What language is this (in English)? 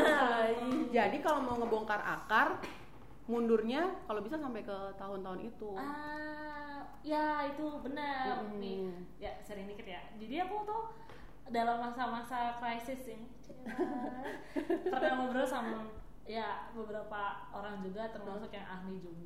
Indonesian